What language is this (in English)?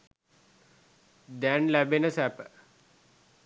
Sinhala